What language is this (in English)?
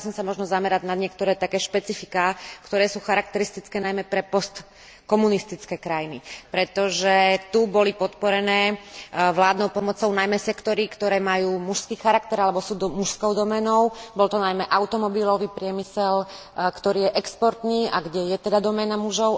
Slovak